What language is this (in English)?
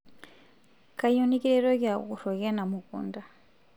Masai